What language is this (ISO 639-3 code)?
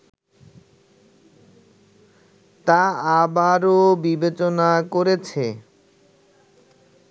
ben